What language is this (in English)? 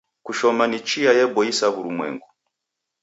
Taita